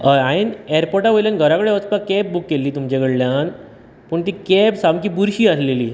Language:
Konkani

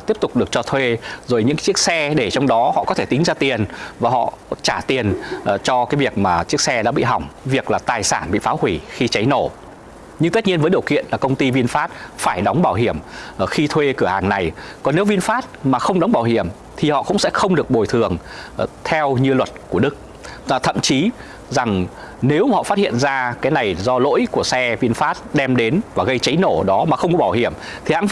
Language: Vietnamese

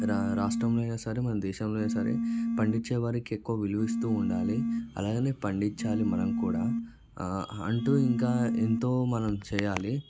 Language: Telugu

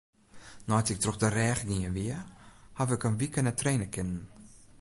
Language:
Western Frisian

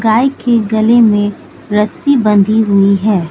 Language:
Hindi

